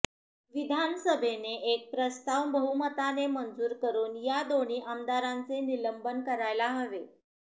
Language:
Marathi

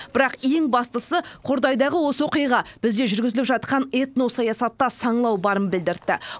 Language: Kazakh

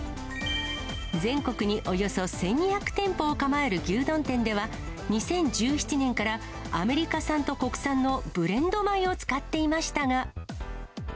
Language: Japanese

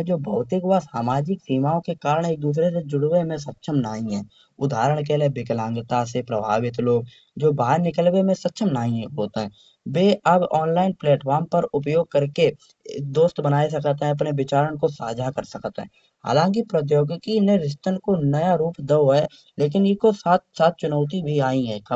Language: Kanauji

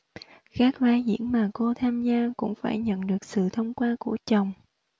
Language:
Vietnamese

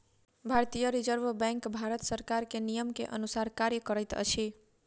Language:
Maithili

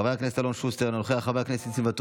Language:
Hebrew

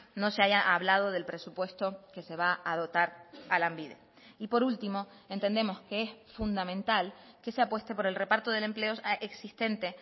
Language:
Spanish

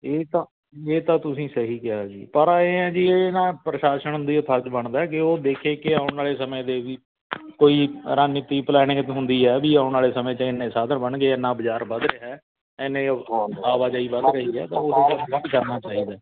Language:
Punjabi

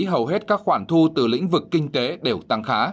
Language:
Vietnamese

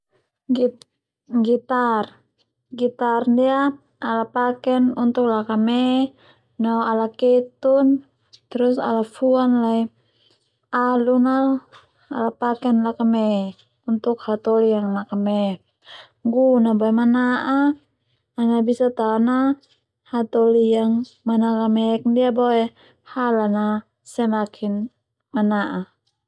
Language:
Termanu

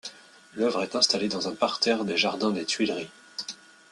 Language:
French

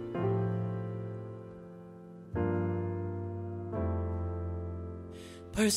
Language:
Korean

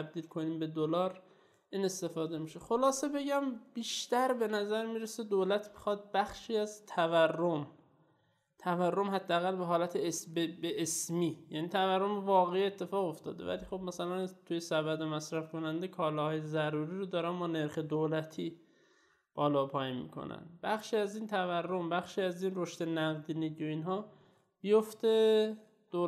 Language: Persian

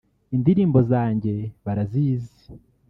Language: Kinyarwanda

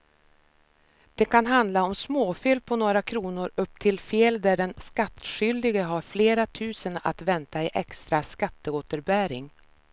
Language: Swedish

